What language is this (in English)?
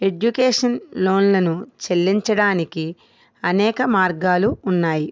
Telugu